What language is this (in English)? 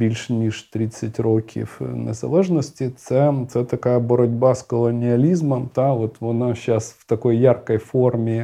Ukrainian